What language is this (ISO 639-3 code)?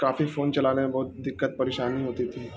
urd